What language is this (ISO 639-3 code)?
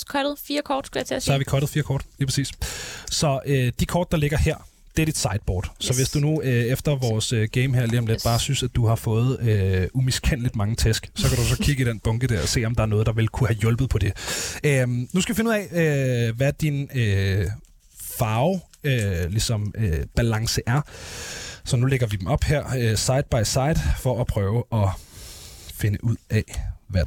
dan